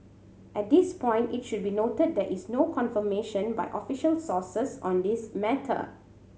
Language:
English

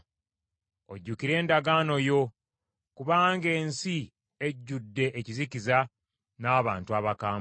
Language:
Ganda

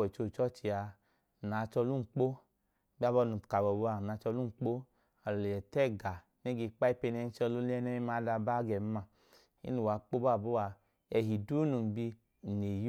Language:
Idoma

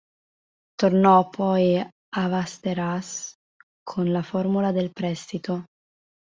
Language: Italian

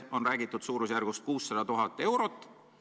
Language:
Estonian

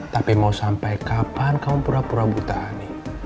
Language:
Indonesian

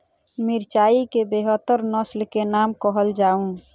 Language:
Maithili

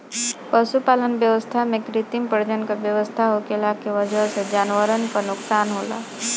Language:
Bhojpuri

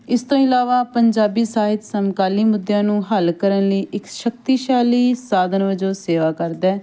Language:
Punjabi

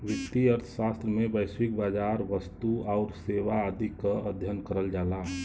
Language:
Bhojpuri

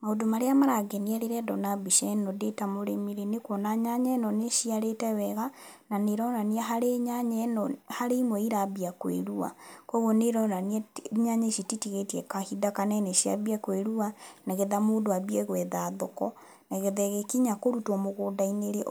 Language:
Kikuyu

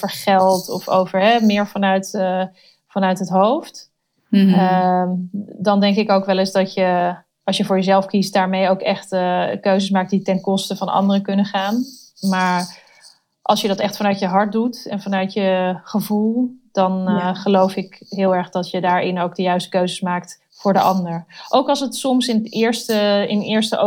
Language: Dutch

